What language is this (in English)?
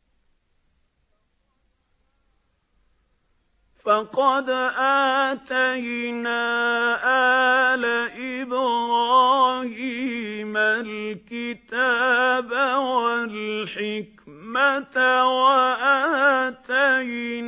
Arabic